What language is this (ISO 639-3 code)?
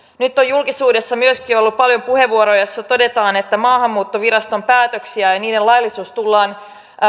fin